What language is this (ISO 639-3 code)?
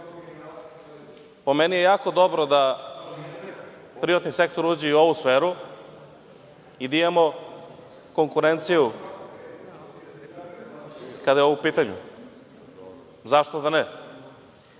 srp